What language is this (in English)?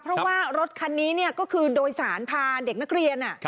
Thai